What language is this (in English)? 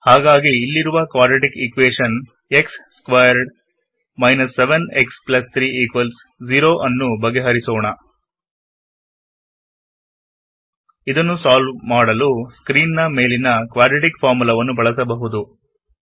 Kannada